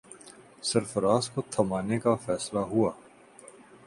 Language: Urdu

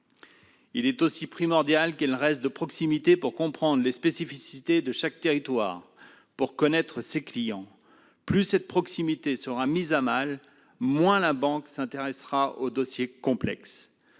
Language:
French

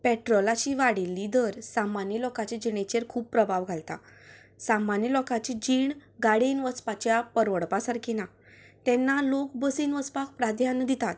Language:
Konkani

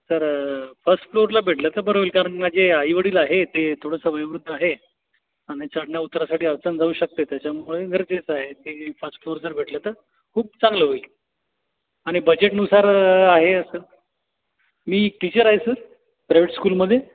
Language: Marathi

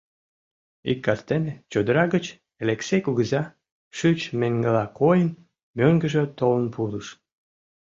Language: Mari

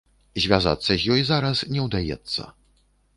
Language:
Belarusian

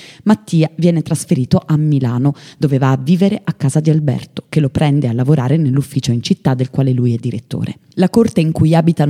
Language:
Italian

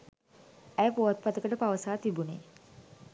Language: Sinhala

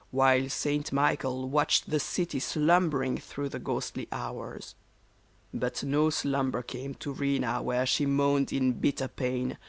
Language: English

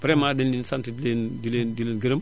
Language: Wolof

